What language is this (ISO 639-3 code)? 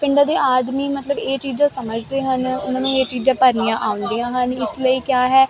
pan